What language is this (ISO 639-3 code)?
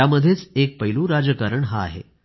mar